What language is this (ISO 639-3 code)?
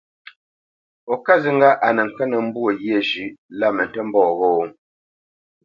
bce